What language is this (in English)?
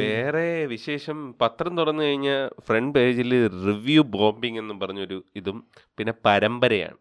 Malayalam